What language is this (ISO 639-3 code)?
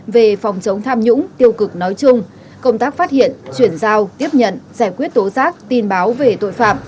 vie